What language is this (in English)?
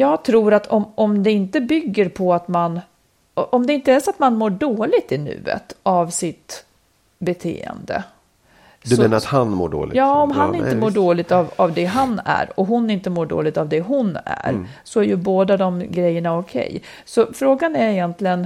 Swedish